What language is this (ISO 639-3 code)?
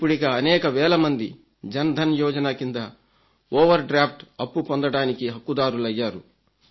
tel